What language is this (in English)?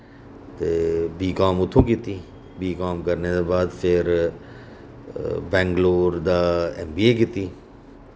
Dogri